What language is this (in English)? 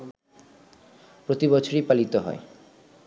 Bangla